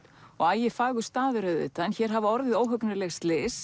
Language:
Icelandic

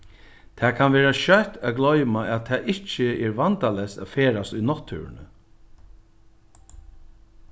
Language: Faroese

